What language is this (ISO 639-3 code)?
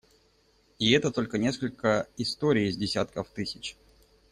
rus